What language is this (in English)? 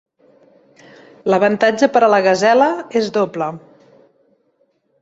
Catalan